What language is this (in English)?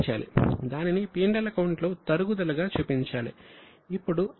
Telugu